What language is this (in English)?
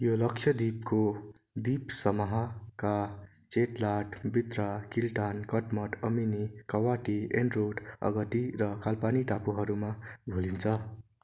Nepali